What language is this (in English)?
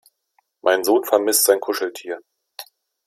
German